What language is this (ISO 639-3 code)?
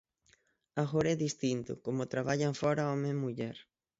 glg